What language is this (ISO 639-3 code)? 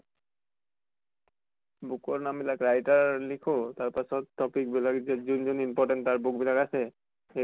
asm